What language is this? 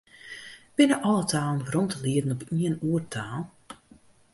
Western Frisian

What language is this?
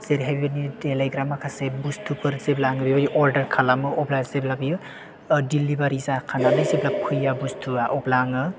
Bodo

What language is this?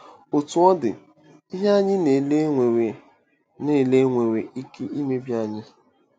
Igbo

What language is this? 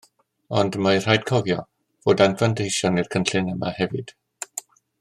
Welsh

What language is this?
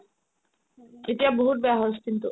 Assamese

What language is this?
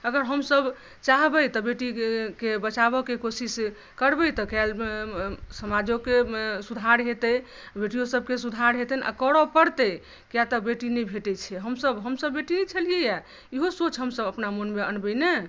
Maithili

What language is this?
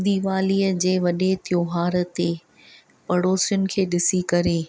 Sindhi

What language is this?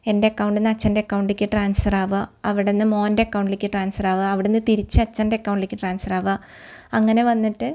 Malayalam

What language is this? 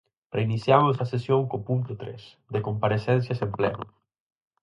Galician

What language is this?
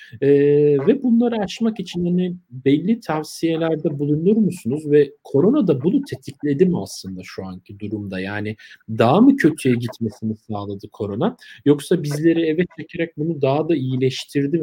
Turkish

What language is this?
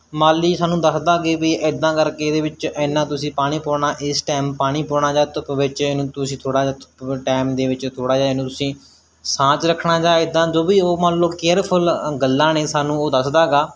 Punjabi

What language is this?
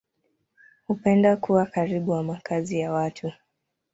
Swahili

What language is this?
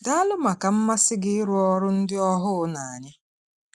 Igbo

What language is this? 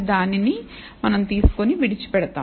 Telugu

